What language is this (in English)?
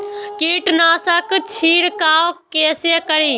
Maithili